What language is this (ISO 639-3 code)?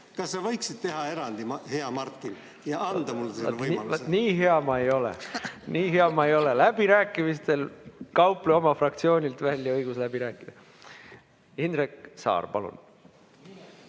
est